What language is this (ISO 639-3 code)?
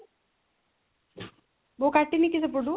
ori